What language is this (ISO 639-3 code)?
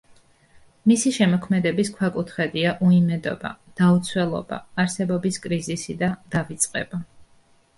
kat